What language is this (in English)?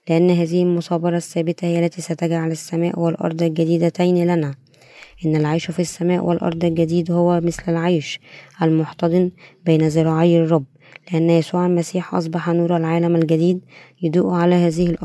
Arabic